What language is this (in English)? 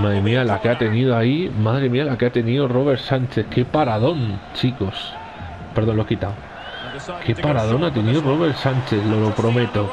Spanish